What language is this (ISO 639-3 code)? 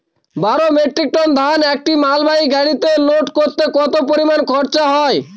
ben